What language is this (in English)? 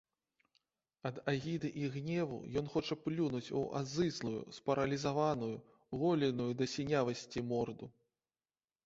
Belarusian